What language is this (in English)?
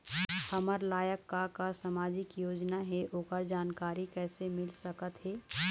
Chhattisgarhi